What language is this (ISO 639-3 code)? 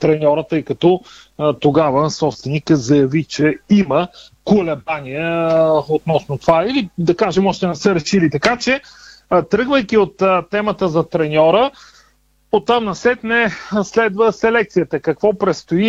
bul